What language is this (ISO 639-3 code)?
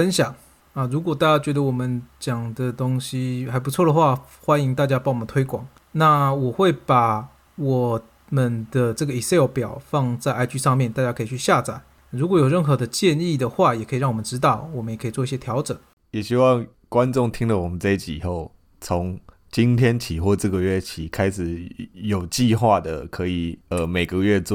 zho